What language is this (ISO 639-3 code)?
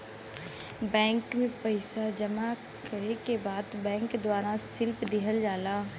bho